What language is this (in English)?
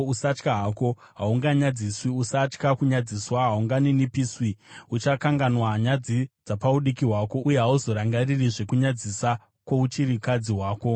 Shona